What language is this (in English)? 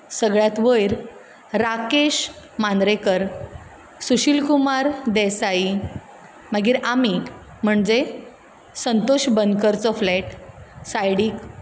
Konkani